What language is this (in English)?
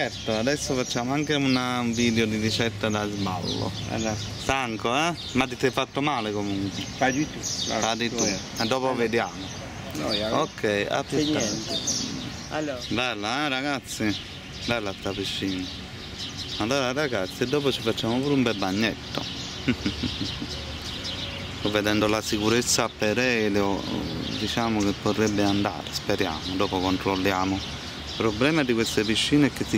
Italian